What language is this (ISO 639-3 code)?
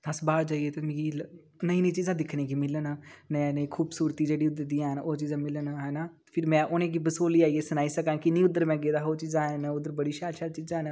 doi